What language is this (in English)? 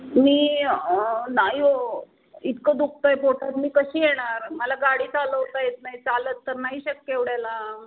Marathi